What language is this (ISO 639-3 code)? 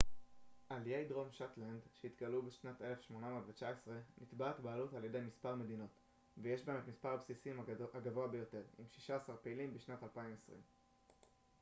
heb